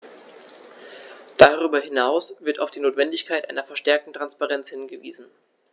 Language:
German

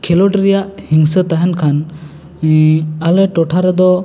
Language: Santali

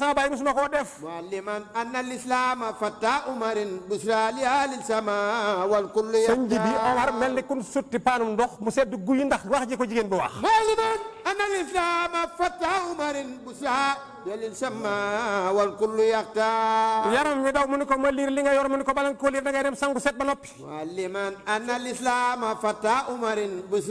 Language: Arabic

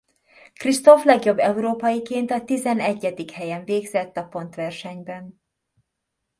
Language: Hungarian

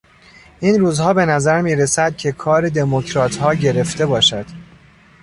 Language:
Persian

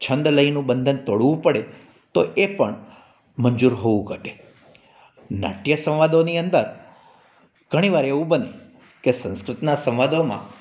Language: Gujarati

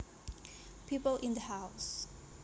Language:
Javanese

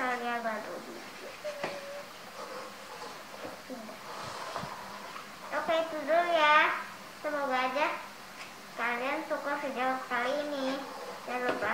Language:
Indonesian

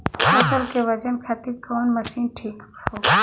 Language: Bhojpuri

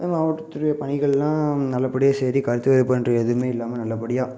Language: Tamil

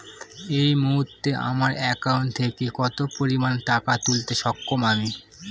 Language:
Bangla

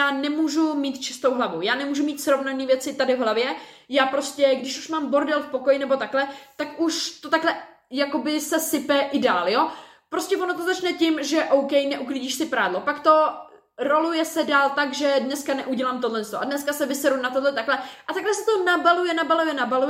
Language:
Czech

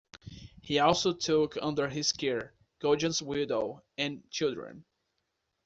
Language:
English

